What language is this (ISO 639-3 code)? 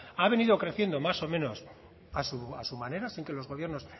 spa